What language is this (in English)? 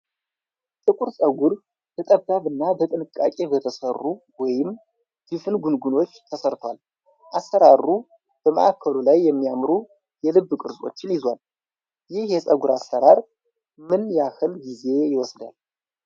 Amharic